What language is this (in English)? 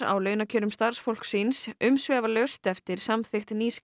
Icelandic